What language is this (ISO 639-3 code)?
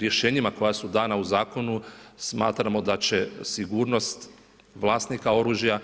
hrv